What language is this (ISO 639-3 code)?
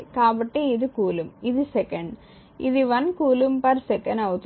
tel